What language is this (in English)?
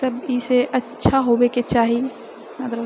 Maithili